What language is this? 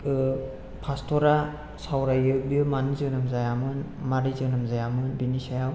Bodo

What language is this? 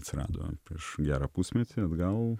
Lithuanian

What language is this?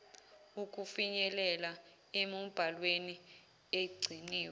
Zulu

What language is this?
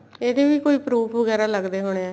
Punjabi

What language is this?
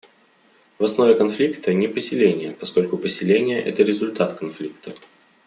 Russian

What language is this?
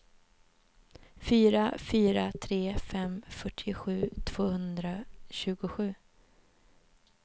Swedish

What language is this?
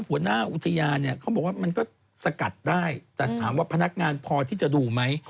Thai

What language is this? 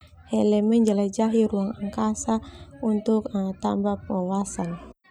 Termanu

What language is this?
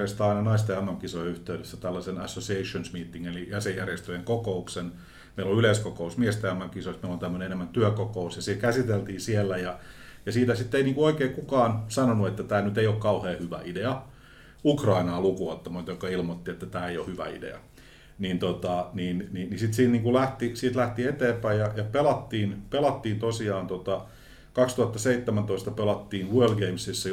Finnish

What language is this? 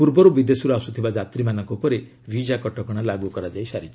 Odia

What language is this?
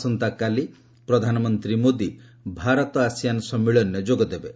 Odia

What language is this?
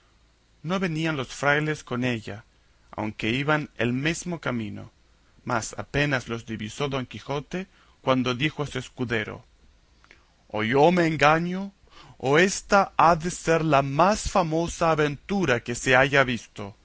Spanish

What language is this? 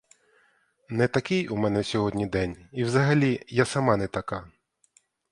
Ukrainian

